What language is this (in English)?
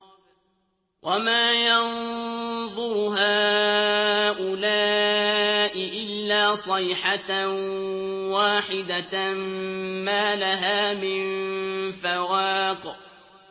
Arabic